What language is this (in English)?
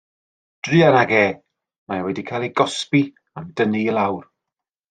Welsh